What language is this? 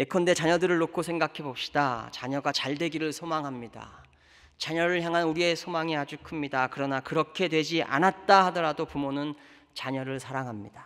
Korean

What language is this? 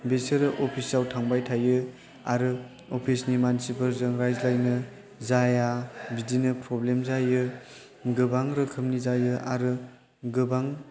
Bodo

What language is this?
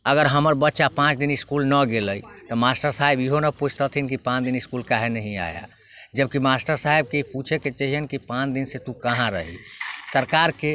Maithili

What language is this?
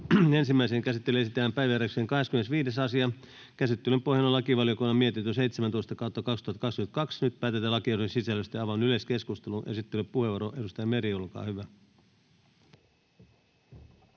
Finnish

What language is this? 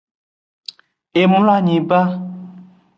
Aja (Benin)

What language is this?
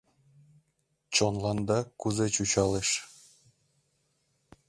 Mari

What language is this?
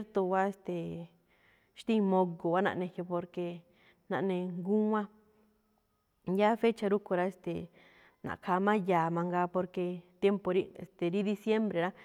Malinaltepec Me'phaa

